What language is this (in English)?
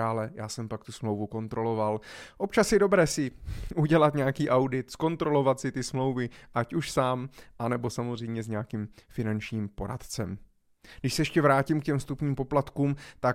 Czech